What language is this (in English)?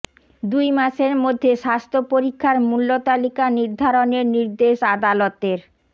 Bangla